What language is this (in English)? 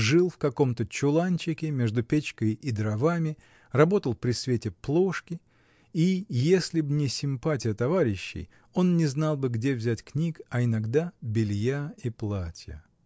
Russian